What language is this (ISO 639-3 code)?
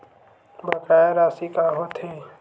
hne